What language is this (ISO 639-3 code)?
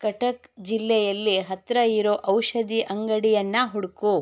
kan